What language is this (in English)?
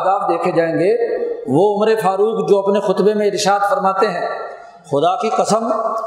Urdu